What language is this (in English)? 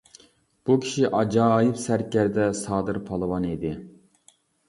Uyghur